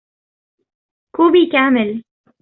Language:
Arabic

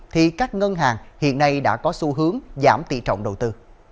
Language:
Vietnamese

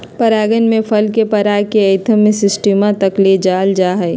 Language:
Magahi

